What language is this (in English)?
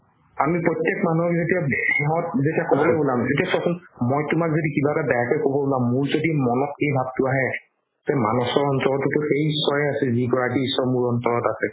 Assamese